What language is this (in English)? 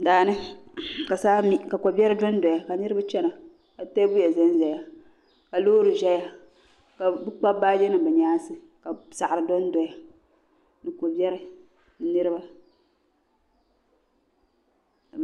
Dagbani